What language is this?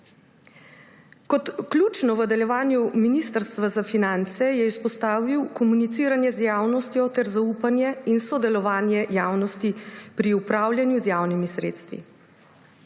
Slovenian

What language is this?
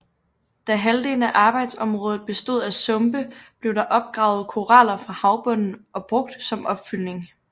Danish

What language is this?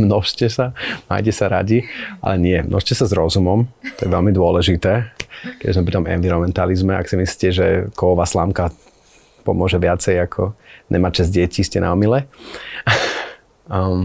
Slovak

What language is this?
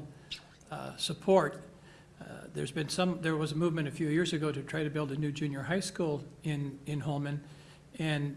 English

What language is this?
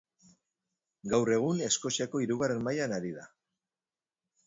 Basque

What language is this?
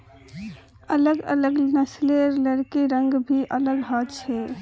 Magahi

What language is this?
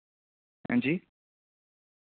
Dogri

